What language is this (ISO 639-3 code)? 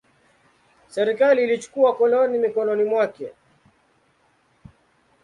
swa